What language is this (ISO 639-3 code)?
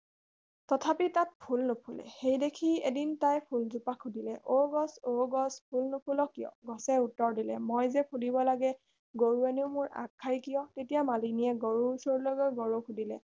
asm